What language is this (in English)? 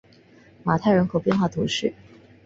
Chinese